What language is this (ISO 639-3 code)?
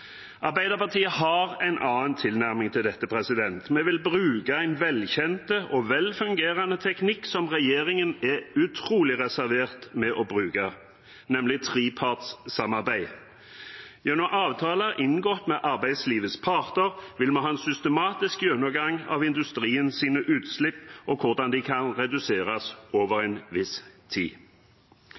nob